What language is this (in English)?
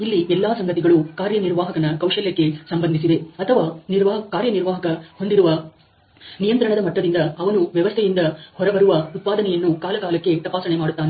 Kannada